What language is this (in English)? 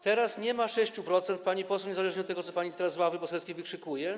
Polish